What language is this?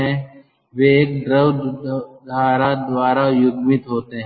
Hindi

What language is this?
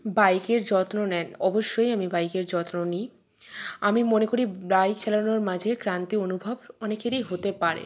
Bangla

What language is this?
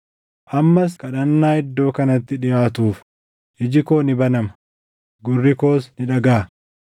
Oromo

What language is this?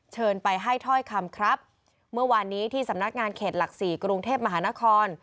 Thai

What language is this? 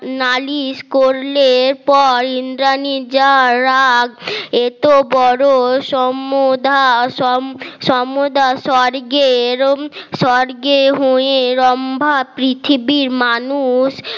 Bangla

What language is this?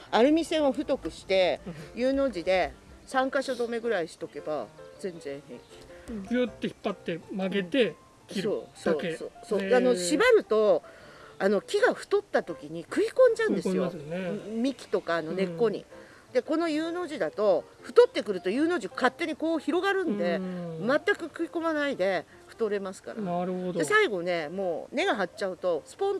Japanese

